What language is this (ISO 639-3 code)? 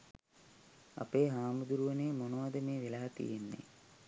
sin